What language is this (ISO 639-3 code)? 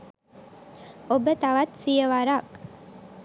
sin